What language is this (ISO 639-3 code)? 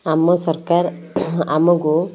ori